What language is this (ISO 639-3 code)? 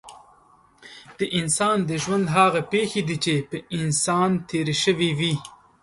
pus